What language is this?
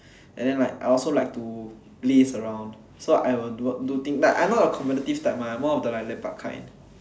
English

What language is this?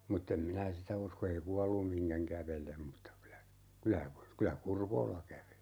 Finnish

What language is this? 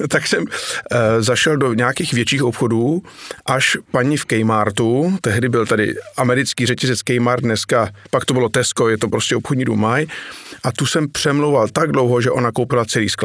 Czech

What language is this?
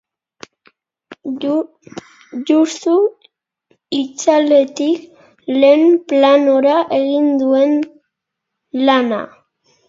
Basque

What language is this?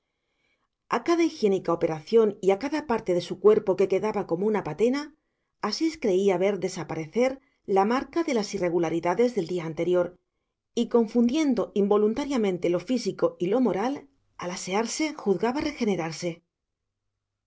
Spanish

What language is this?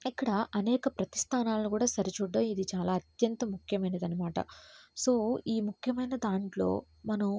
Telugu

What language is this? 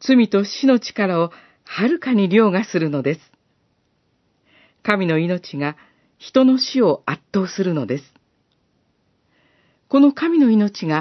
Japanese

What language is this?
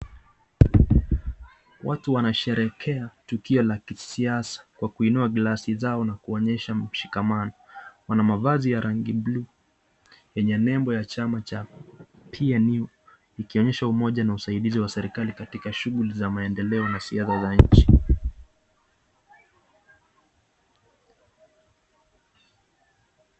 Swahili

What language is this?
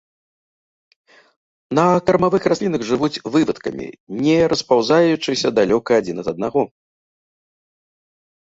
Belarusian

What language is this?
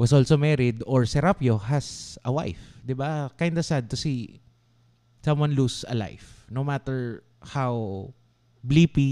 Filipino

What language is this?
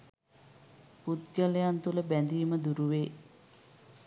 Sinhala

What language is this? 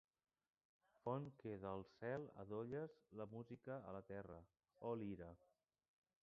Catalan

